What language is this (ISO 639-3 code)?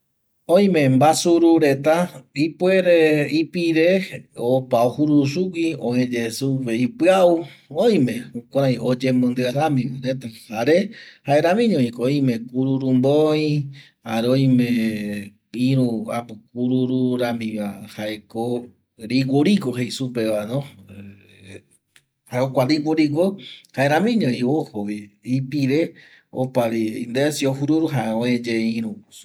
gui